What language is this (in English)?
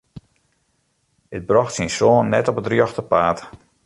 Western Frisian